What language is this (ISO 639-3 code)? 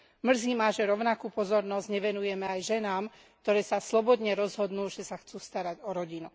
slk